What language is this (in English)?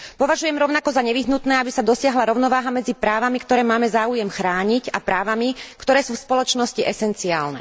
Slovak